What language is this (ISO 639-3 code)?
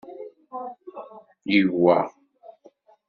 kab